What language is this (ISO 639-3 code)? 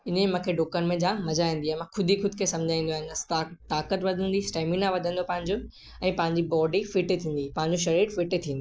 snd